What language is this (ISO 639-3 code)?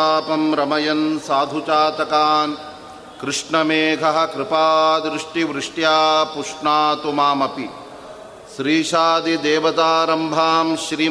kan